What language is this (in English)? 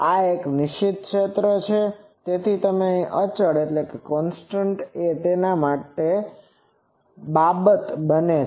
Gujarati